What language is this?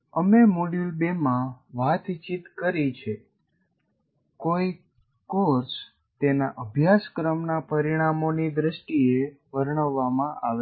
Gujarati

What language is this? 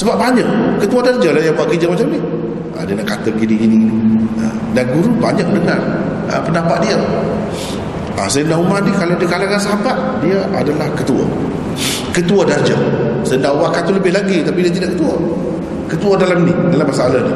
Malay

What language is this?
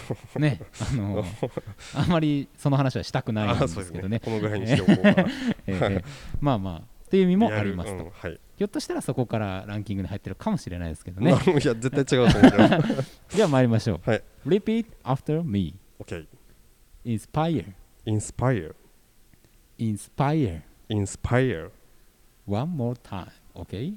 Japanese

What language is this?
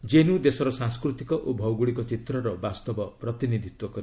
Odia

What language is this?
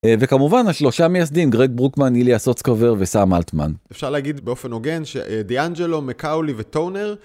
Hebrew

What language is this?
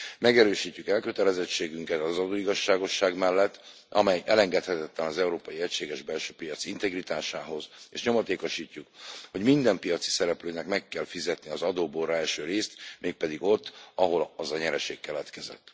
Hungarian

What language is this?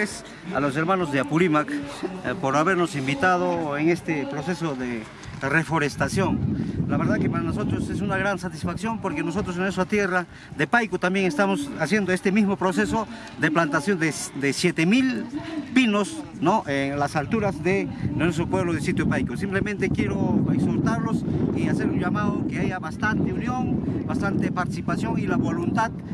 Spanish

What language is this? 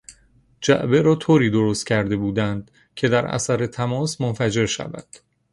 Persian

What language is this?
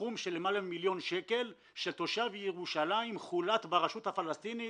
Hebrew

